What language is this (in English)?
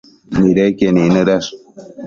Matsés